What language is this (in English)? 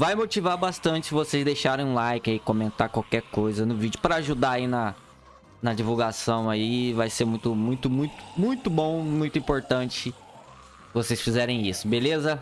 Portuguese